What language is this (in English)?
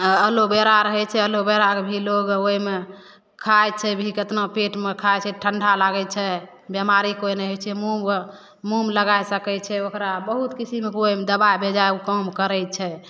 Maithili